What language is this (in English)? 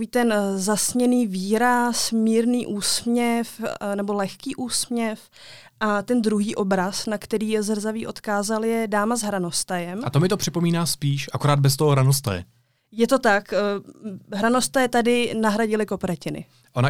Czech